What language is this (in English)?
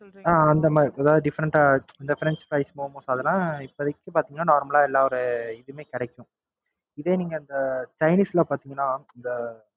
Tamil